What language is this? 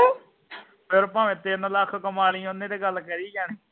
Punjabi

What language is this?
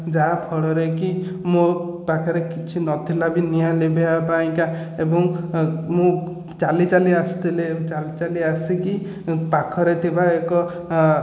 Odia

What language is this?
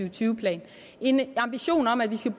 Danish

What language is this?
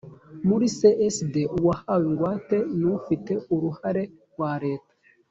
Kinyarwanda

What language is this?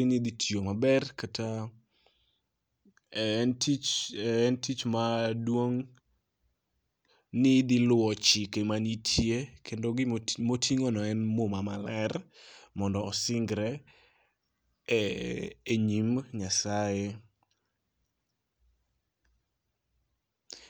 Luo (Kenya and Tanzania)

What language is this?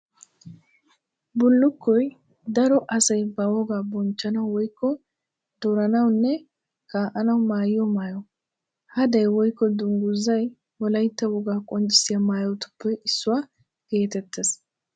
Wolaytta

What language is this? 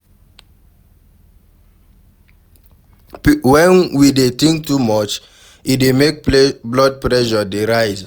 Nigerian Pidgin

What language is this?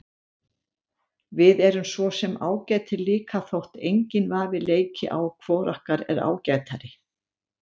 Icelandic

